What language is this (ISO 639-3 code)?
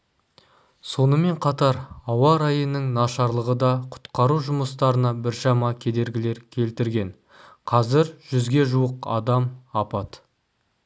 kaz